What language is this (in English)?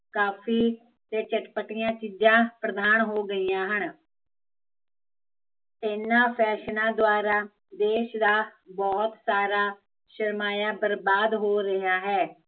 Punjabi